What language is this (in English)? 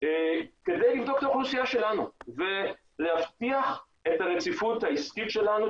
Hebrew